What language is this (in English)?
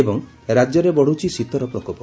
Odia